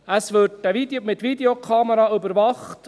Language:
Swiss German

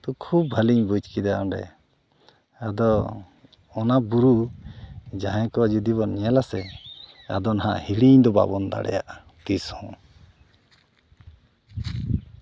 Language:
Santali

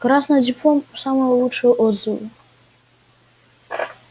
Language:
Russian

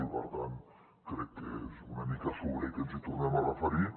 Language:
Catalan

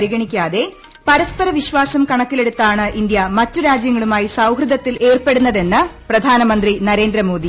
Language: Malayalam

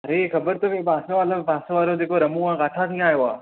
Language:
Sindhi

